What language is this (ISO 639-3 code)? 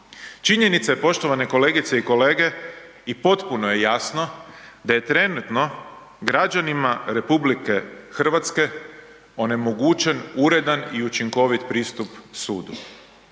hrv